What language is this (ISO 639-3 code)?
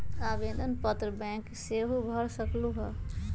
mag